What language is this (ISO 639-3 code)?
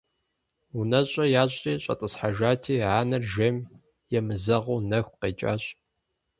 kbd